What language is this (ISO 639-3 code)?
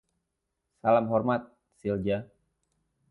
ind